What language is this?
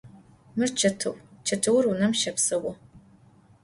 Adyghe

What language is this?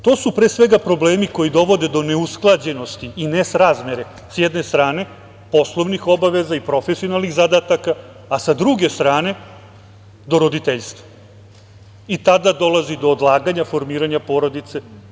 Serbian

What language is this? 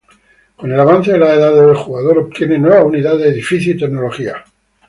Spanish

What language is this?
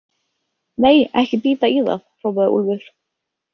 Icelandic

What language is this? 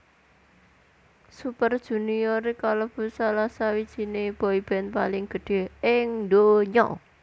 Javanese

